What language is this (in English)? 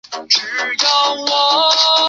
Chinese